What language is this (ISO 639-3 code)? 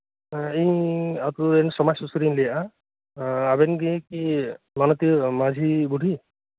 sat